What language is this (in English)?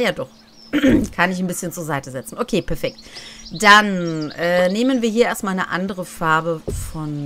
German